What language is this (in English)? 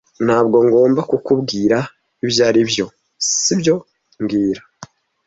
Kinyarwanda